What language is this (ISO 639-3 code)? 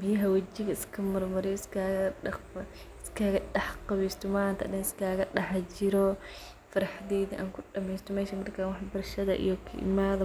som